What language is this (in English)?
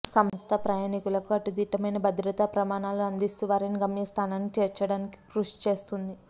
Telugu